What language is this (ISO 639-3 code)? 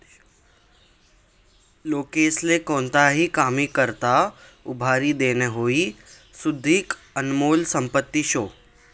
mar